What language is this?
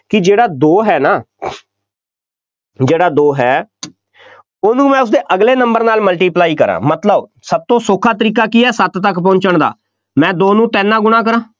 Punjabi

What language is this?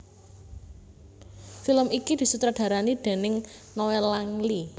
Javanese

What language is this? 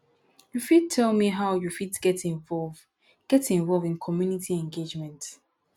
Nigerian Pidgin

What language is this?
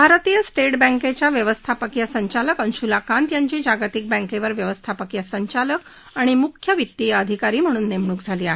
Marathi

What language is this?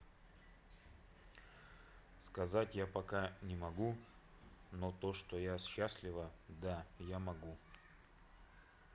Russian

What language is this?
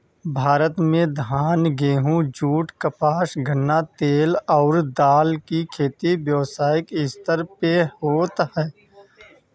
Bhojpuri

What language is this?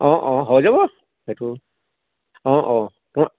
Assamese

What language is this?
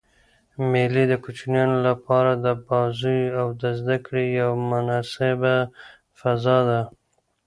Pashto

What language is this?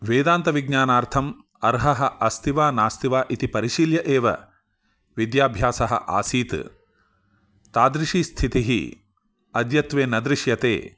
Sanskrit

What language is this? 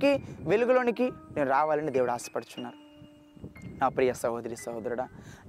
Telugu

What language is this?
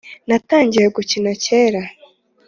Kinyarwanda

